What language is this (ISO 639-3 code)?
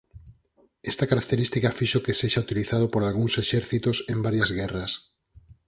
glg